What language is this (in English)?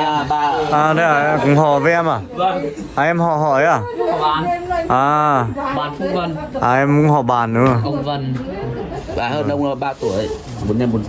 Vietnamese